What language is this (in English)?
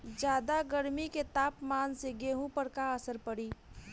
Bhojpuri